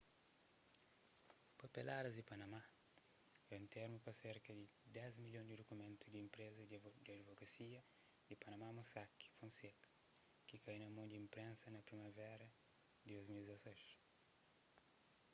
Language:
Kabuverdianu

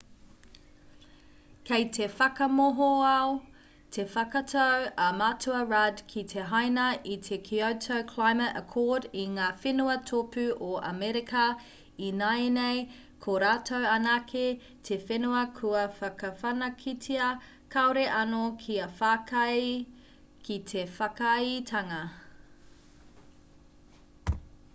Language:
Māori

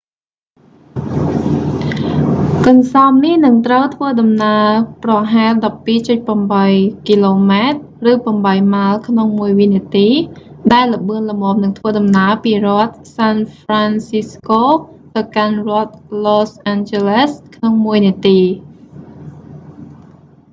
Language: Khmer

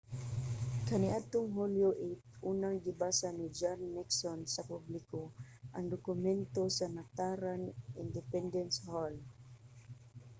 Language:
Cebuano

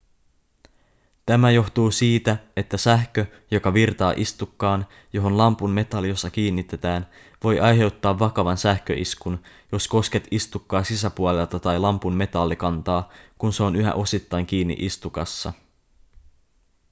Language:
Finnish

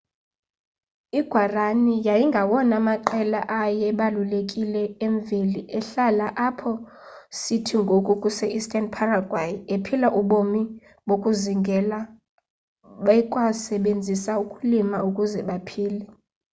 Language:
Xhosa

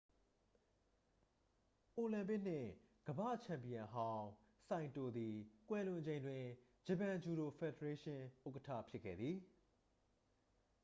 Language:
Burmese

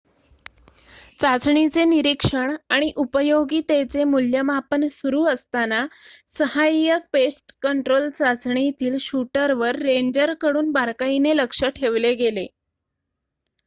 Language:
Marathi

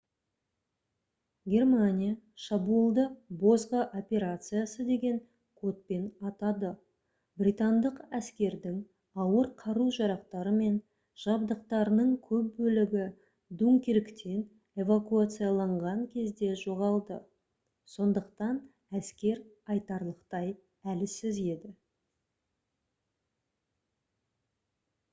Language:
Kazakh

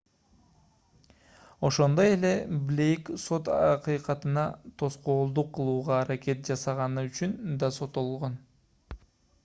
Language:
Kyrgyz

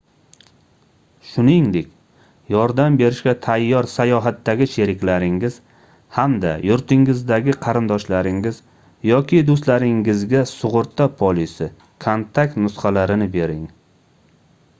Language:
Uzbek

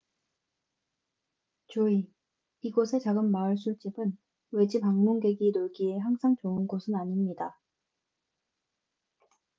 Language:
Korean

